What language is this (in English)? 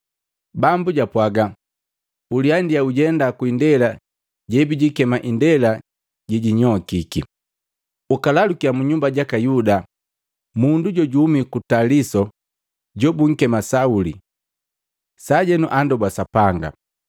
Matengo